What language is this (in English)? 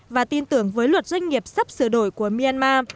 Vietnamese